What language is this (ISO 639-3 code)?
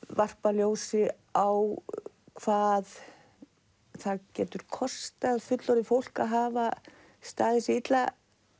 isl